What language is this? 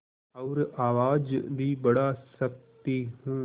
Hindi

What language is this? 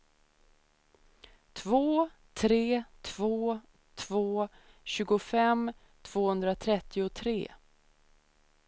Swedish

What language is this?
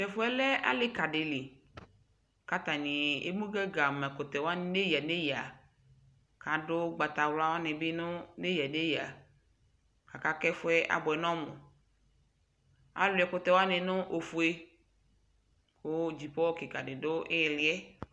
Ikposo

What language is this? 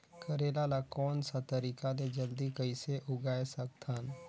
Chhattisgarhi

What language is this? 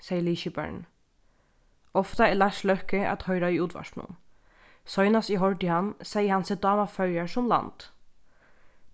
Faroese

